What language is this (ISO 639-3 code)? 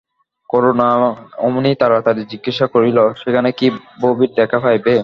ben